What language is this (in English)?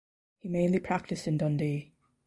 English